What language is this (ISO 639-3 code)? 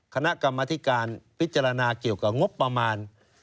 tha